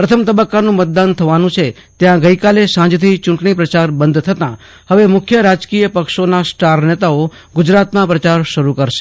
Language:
Gujarati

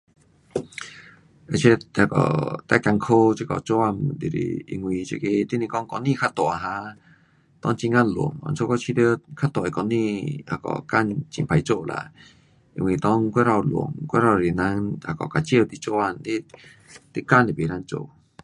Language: Pu-Xian Chinese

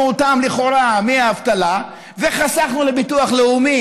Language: Hebrew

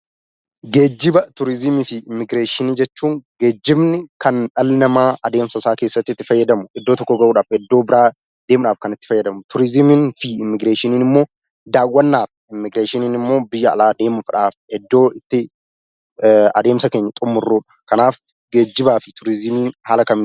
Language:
Oromo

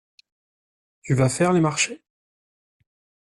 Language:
French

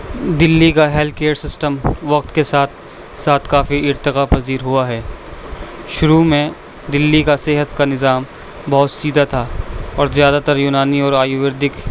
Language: Urdu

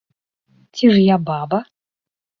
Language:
Belarusian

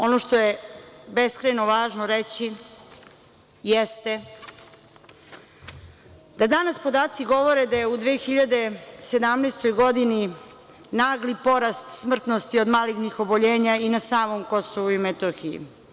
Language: Serbian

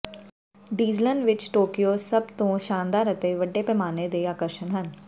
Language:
Punjabi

